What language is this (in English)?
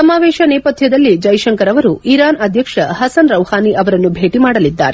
Kannada